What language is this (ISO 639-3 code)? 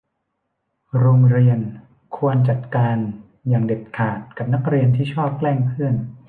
tha